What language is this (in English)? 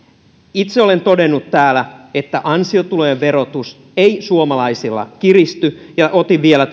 Finnish